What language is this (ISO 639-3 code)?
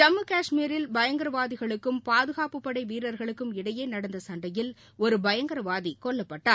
tam